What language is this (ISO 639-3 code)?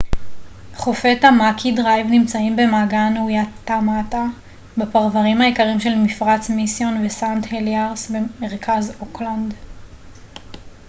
heb